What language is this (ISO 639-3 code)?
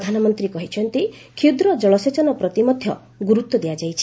ori